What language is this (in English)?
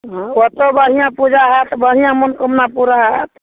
Maithili